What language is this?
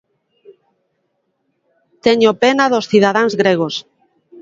Galician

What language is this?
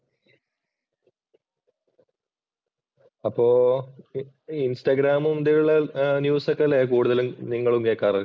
Malayalam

